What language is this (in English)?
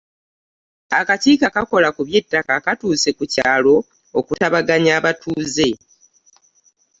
Ganda